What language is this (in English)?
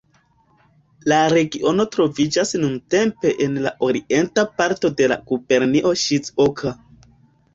Esperanto